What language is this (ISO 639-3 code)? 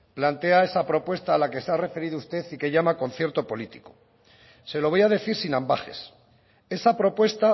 spa